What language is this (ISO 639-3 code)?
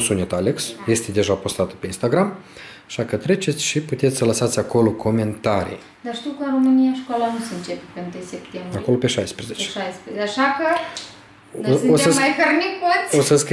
ron